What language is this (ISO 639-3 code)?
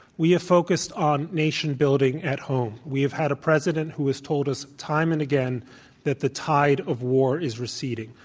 eng